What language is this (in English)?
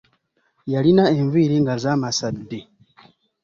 Ganda